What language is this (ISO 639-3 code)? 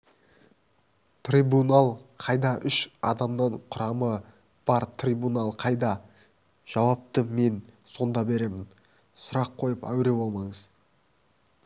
kaz